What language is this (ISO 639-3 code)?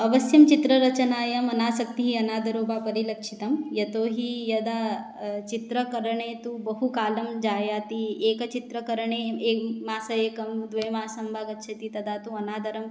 san